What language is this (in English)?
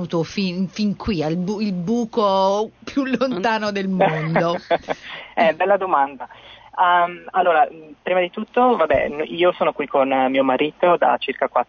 Italian